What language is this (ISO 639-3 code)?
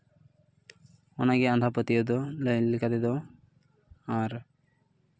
sat